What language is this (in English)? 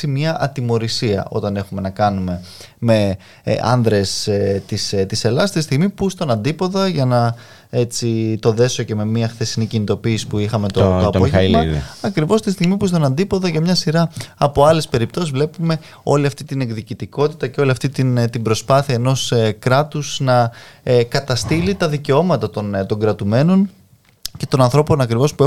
Greek